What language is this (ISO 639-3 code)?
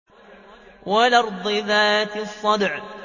ara